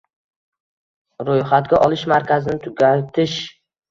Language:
Uzbek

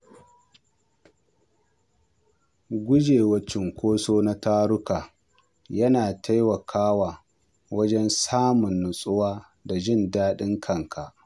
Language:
Hausa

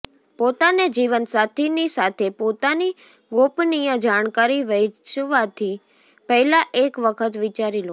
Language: Gujarati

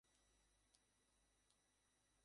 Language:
Bangla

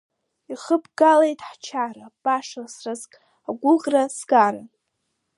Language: Abkhazian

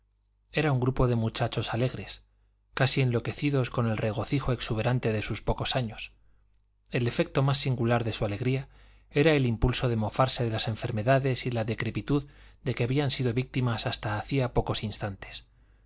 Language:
Spanish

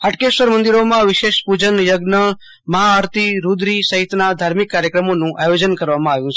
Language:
Gujarati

